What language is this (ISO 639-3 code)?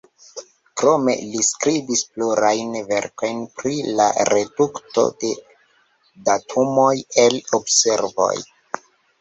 epo